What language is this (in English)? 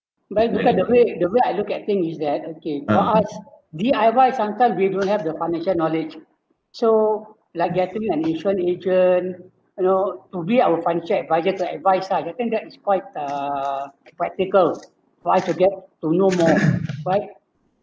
English